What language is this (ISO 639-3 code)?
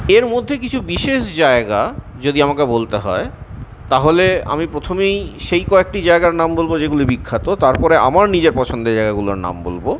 ben